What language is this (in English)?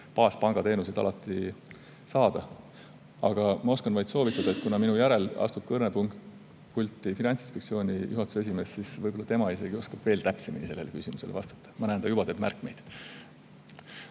Estonian